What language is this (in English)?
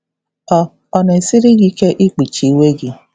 Igbo